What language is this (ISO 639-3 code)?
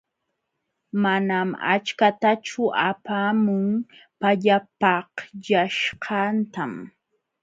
qxw